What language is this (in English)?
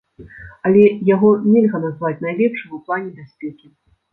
Belarusian